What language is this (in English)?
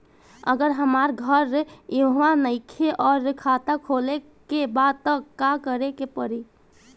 Bhojpuri